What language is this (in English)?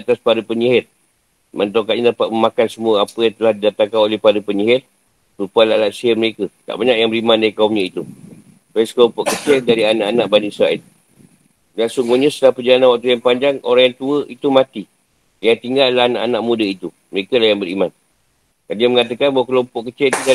Malay